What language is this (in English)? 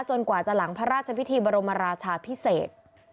Thai